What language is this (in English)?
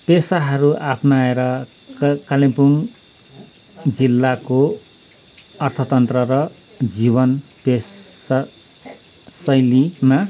Nepali